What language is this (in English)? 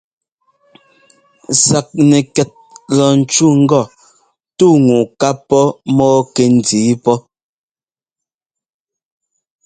Ngomba